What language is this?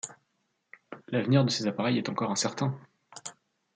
French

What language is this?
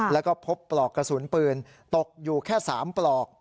Thai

